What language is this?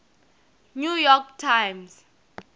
Tsonga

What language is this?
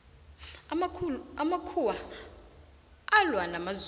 South Ndebele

